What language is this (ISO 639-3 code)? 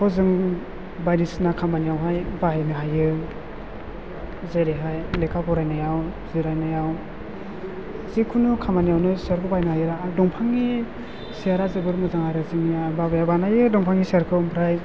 brx